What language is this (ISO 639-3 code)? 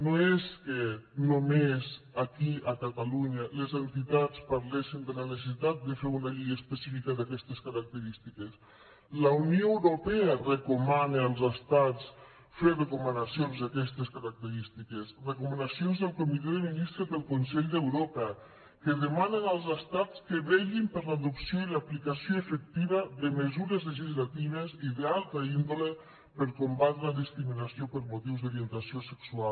cat